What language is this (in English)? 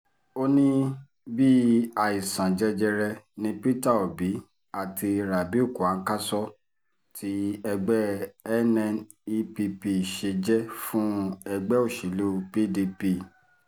Yoruba